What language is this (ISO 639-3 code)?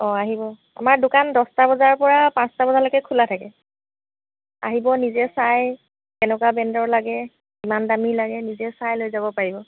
asm